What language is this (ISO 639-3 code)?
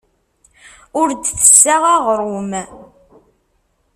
kab